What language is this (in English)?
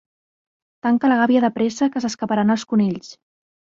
Catalan